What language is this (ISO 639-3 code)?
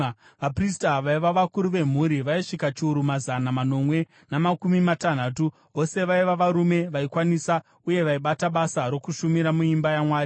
sna